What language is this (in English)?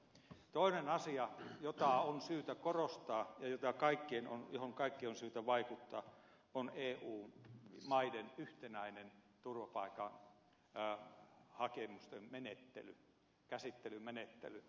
Finnish